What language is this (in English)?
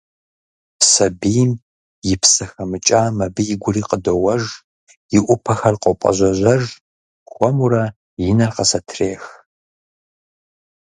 Kabardian